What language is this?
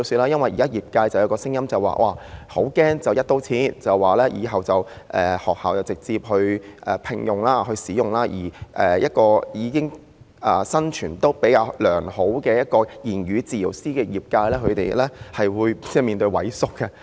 Cantonese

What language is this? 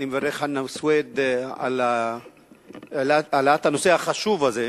Hebrew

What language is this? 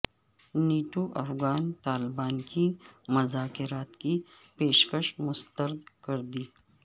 Urdu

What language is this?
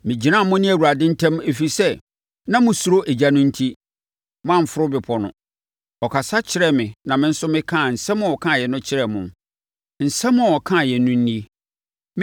Akan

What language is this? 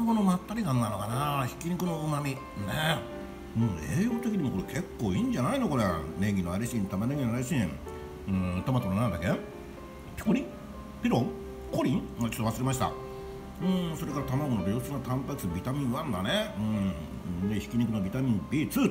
Japanese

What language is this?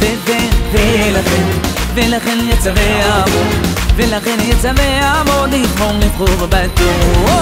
Hebrew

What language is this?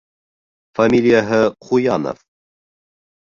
Bashkir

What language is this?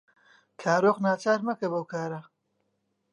Central Kurdish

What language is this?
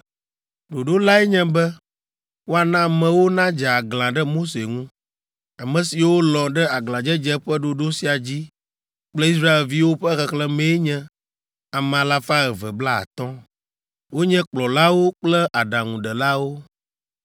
Ewe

